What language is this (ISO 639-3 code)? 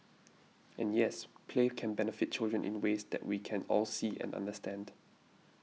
eng